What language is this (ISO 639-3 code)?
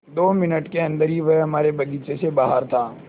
hin